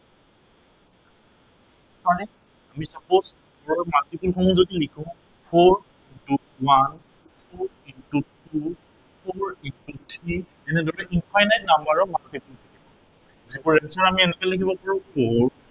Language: Assamese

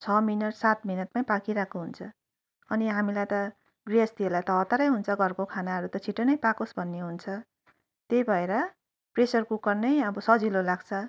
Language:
Nepali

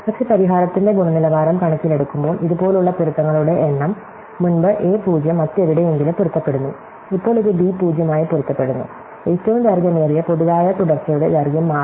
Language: Malayalam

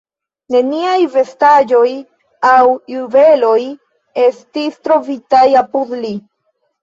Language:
Esperanto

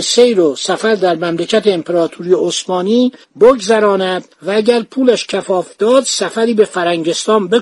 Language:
Persian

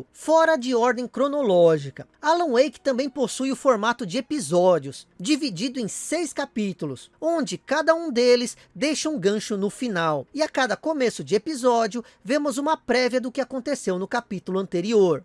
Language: Portuguese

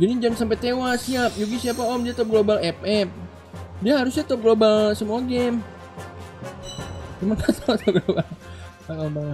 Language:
Indonesian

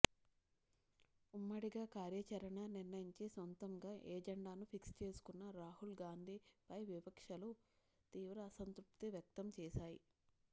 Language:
Telugu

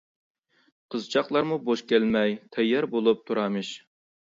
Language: Uyghur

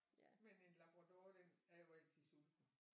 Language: Danish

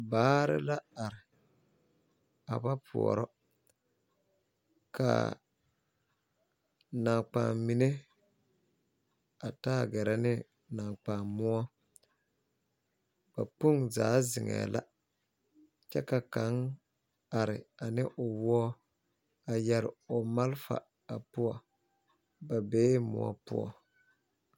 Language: Southern Dagaare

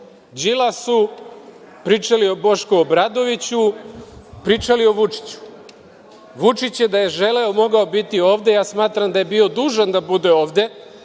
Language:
Serbian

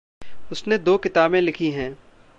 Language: Hindi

